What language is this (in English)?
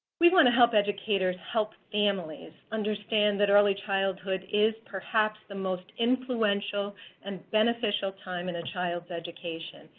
English